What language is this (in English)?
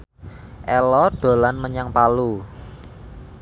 Javanese